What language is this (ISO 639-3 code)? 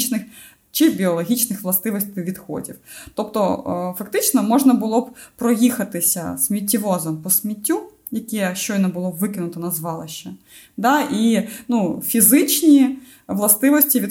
ukr